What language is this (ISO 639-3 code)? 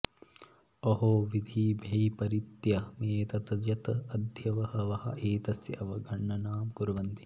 san